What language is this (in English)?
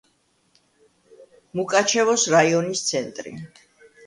Georgian